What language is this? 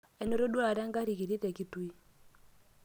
Masai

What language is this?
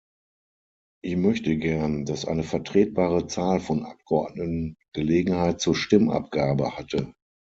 German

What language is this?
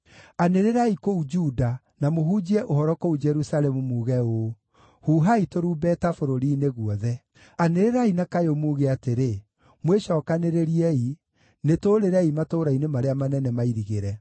Kikuyu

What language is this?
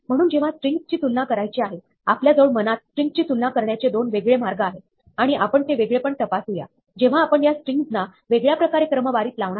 Marathi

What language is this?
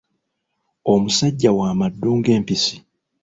Ganda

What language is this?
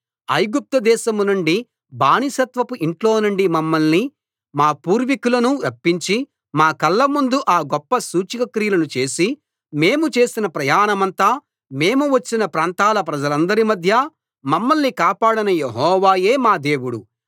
Telugu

